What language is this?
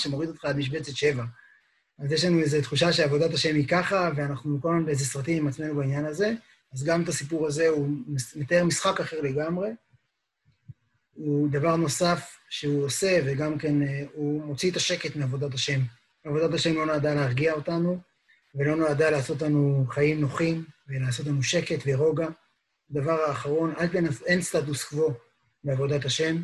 Hebrew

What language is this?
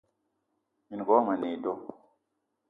Eton (Cameroon)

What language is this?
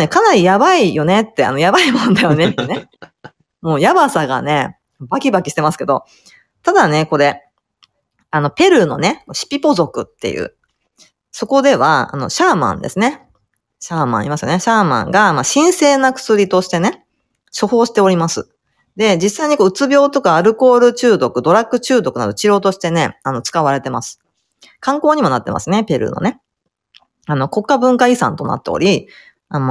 Japanese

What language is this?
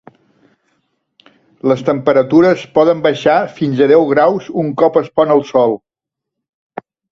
Catalan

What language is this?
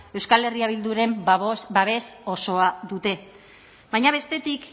Basque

